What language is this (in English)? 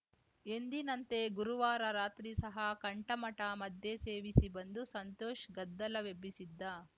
Kannada